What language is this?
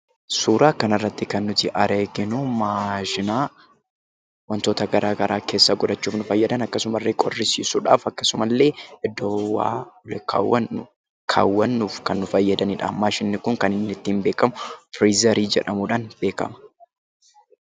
Oromo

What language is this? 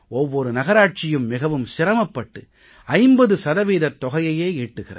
Tamil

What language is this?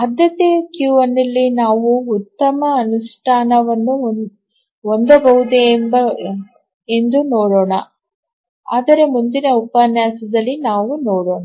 Kannada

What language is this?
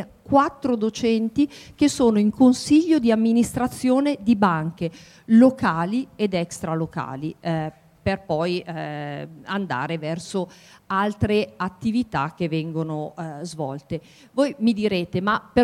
Italian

